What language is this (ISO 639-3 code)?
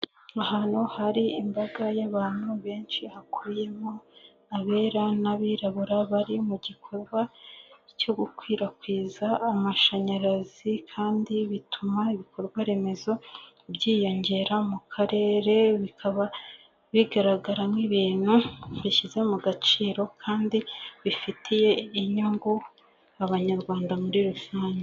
kin